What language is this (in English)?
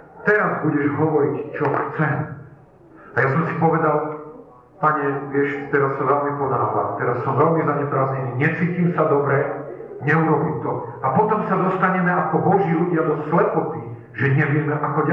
Slovak